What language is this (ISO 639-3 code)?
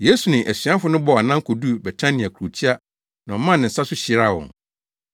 aka